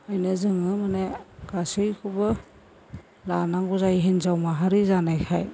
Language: Bodo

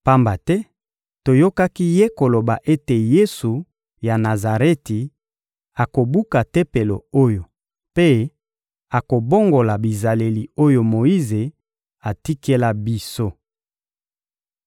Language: Lingala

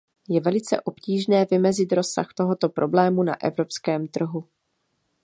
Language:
Czech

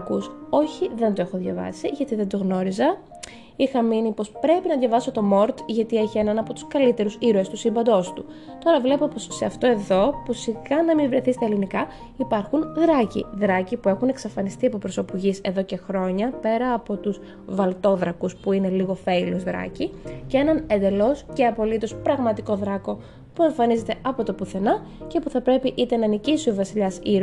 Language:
Greek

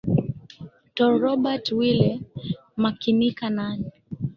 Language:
Swahili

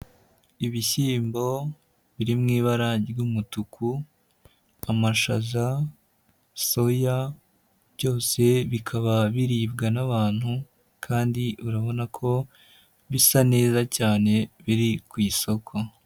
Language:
Kinyarwanda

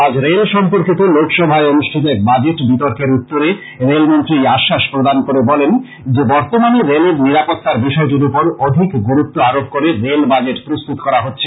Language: Bangla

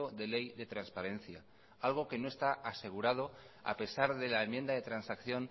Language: Spanish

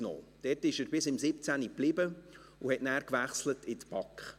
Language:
Swiss German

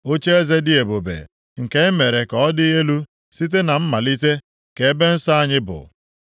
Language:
Igbo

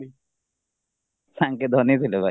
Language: Odia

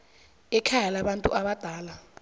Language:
South Ndebele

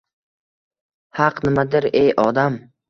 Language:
Uzbek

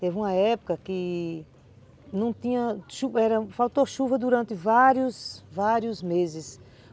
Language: Portuguese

